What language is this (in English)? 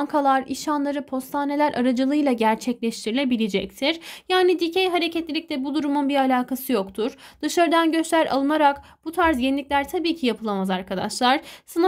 Turkish